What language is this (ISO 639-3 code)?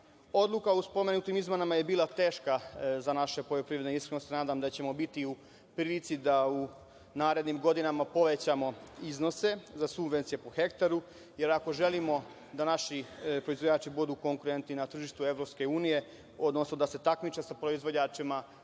srp